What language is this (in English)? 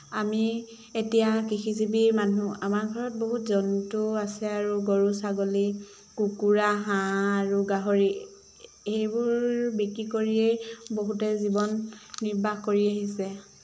Assamese